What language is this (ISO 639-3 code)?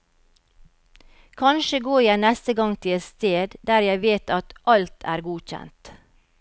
nor